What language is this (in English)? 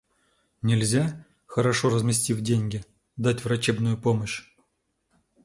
Russian